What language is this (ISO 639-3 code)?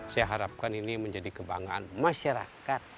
ind